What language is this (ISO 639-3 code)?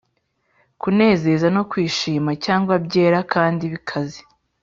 kin